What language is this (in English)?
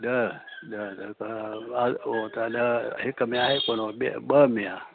Sindhi